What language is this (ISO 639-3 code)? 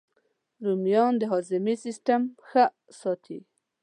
pus